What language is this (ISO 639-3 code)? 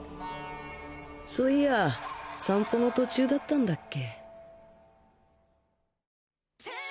jpn